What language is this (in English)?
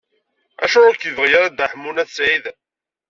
Kabyle